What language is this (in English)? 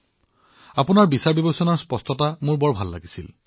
Assamese